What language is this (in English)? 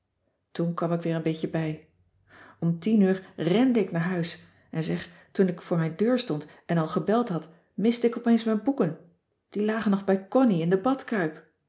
Dutch